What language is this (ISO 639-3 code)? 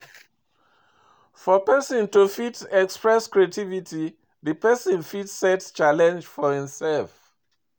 pcm